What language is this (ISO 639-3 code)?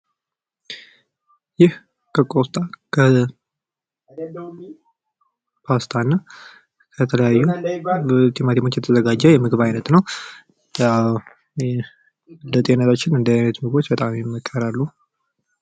amh